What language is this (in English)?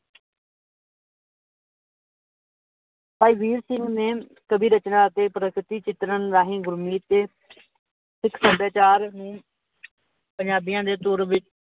Punjabi